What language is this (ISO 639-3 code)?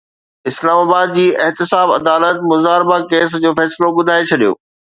snd